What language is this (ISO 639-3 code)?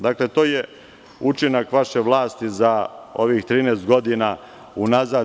srp